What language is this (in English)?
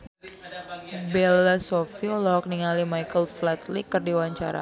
Sundanese